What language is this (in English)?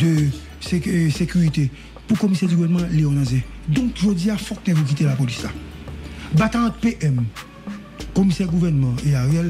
French